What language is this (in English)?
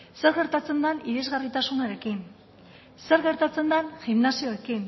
Basque